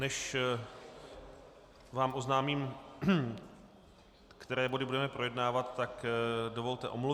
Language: Czech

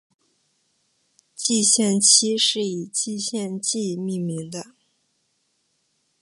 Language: Chinese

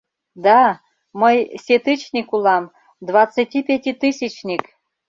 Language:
Mari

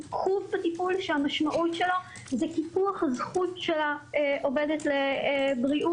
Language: Hebrew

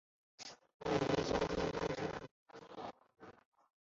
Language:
Chinese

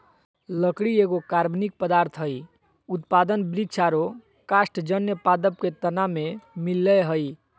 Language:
Magahi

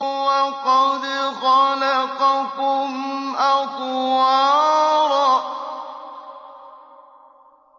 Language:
Arabic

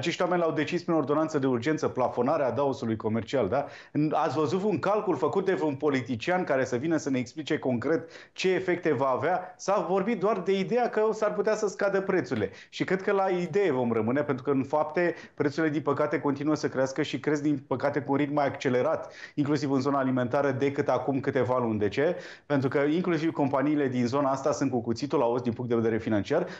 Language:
Romanian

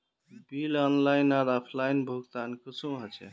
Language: Magahi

